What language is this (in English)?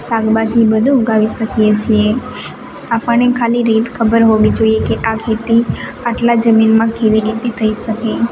Gujarati